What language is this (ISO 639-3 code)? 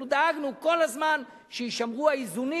heb